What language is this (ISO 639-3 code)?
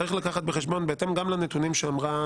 heb